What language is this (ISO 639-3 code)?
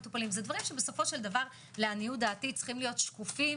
heb